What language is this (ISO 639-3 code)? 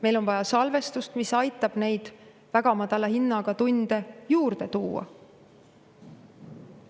est